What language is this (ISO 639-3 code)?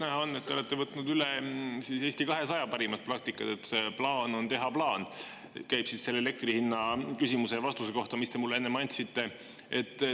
est